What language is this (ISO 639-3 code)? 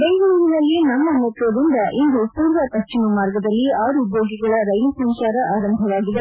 kan